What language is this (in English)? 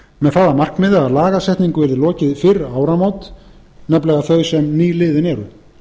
Icelandic